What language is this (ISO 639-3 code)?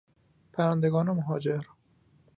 fas